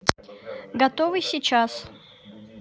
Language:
Russian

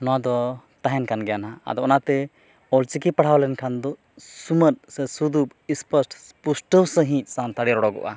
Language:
Santali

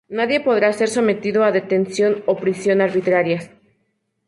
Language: Spanish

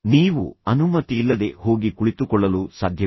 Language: Kannada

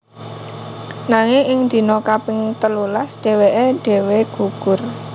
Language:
Javanese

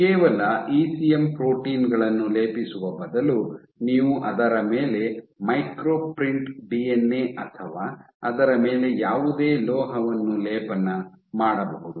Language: Kannada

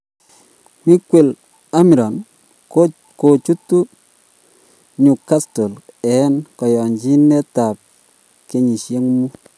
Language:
Kalenjin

